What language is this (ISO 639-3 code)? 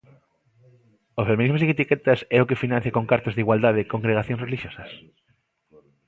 glg